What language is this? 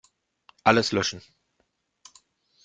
German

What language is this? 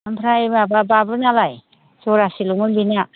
Bodo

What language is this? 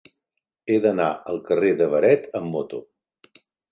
Catalan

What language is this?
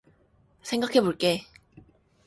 Korean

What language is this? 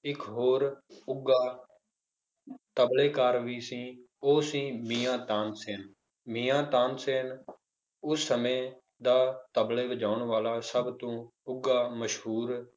Punjabi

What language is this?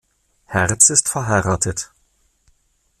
German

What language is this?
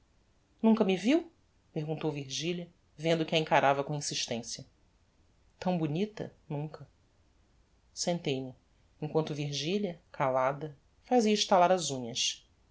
Portuguese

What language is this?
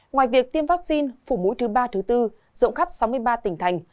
Vietnamese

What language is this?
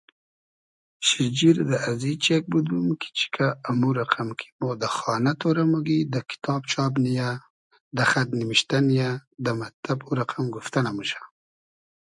Hazaragi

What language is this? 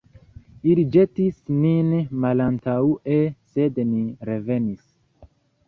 Esperanto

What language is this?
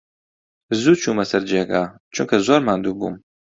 Central Kurdish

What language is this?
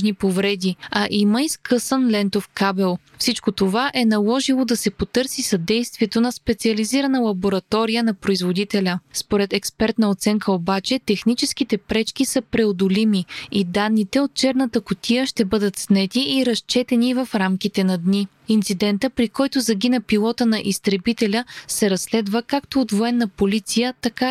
Bulgarian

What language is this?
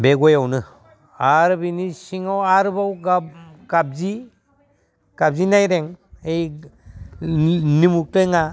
Bodo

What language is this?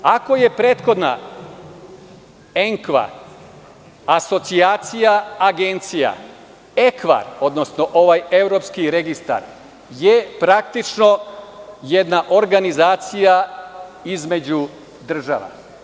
Serbian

